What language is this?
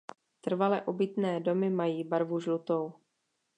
Czech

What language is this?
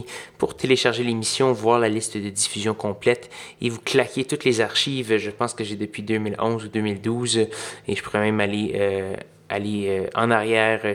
French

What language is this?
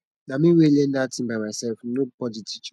Nigerian Pidgin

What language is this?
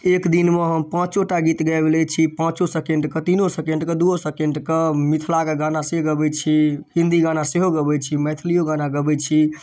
Maithili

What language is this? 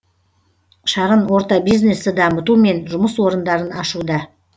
Kazakh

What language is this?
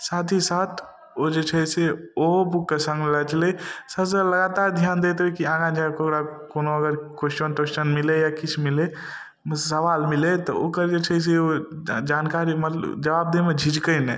Maithili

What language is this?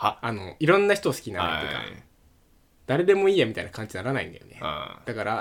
Japanese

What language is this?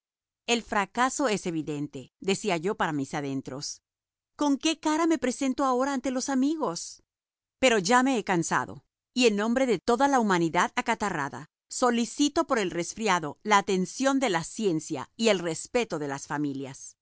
Spanish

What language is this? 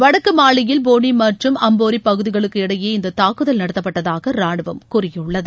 Tamil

